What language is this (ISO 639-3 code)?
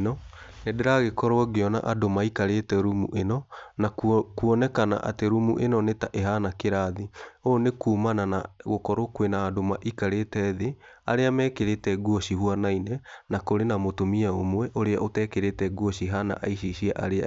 kik